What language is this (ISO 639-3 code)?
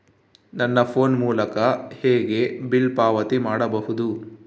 kan